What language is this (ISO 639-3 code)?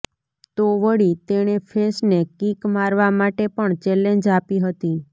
guj